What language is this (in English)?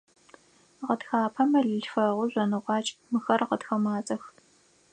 Adyghe